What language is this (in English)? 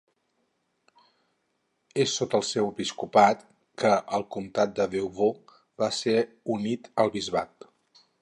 Catalan